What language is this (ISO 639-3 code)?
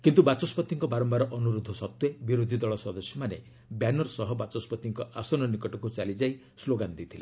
ori